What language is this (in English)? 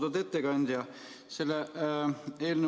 Estonian